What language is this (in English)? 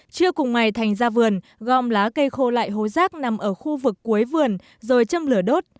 Vietnamese